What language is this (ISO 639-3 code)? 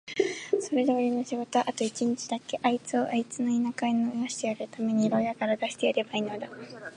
jpn